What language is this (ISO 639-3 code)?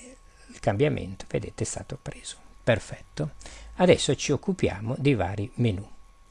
ita